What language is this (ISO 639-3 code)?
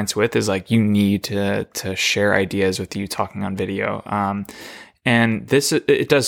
eng